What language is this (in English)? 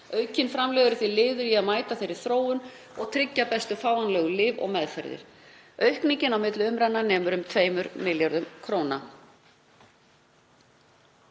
Icelandic